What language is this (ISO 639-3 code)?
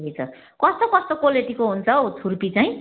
nep